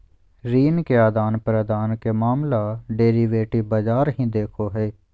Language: Magahi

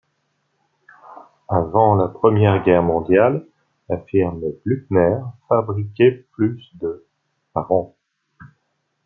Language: French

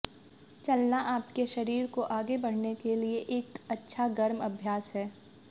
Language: Hindi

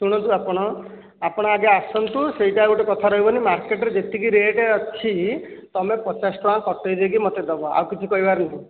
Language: Odia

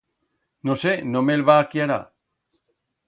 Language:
Aragonese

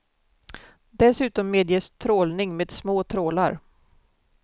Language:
Swedish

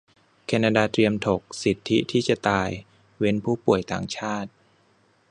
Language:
Thai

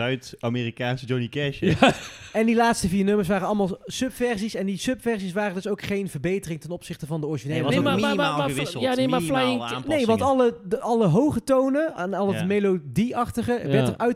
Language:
Dutch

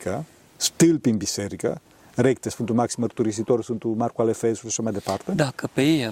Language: Romanian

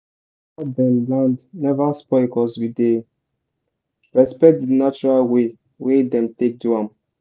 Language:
Nigerian Pidgin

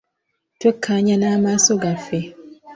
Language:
Ganda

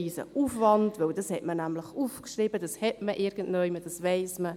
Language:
Swiss German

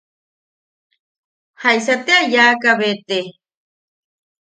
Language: Yaqui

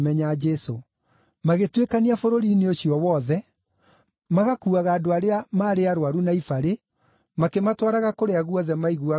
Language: Kikuyu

